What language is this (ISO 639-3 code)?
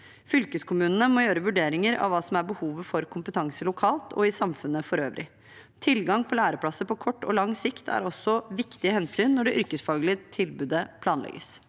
nor